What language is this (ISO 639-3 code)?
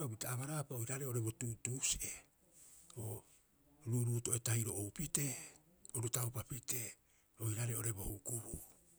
kyx